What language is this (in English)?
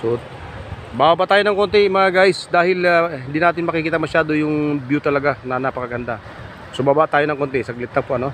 Filipino